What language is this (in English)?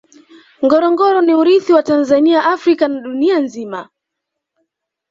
Swahili